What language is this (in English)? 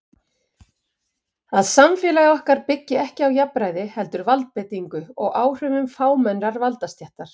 Icelandic